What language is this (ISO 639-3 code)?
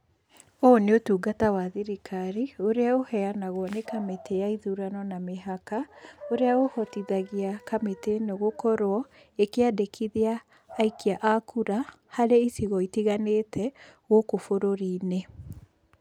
kik